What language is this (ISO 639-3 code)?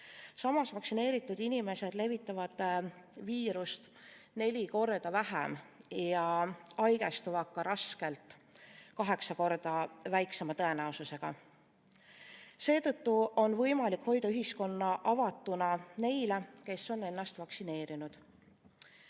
est